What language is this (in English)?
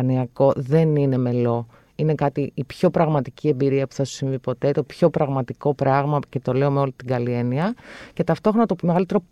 Greek